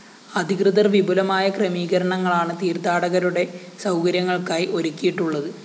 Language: Malayalam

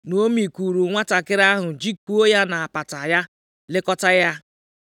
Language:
Igbo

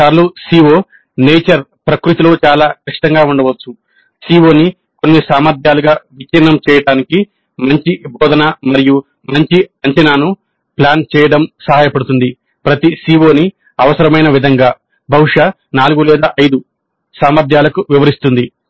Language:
Telugu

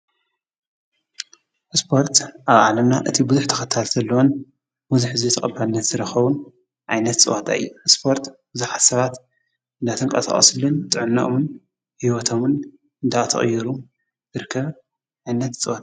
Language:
Tigrinya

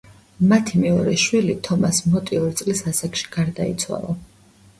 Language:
Georgian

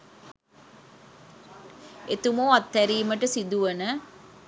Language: Sinhala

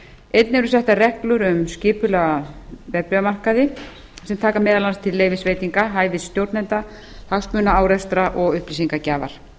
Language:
Icelandic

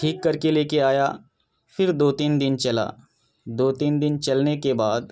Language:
Urdu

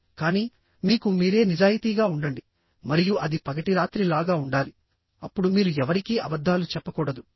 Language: Telugu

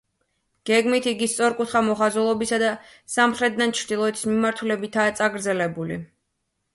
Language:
Georgian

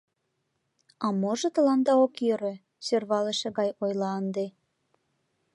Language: Mari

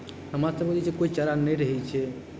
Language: Maithili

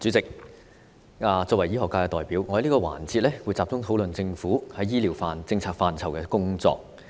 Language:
Cantonese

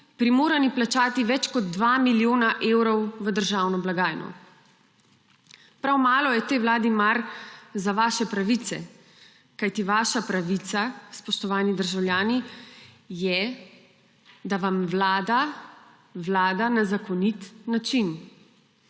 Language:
Slovenian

